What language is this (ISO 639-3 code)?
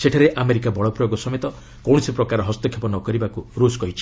ori